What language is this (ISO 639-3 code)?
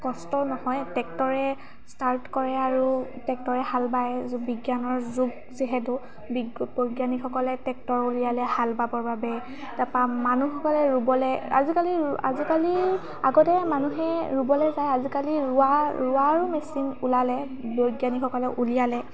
asm